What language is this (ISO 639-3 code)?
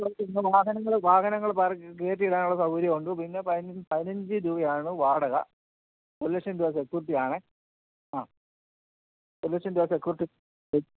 mal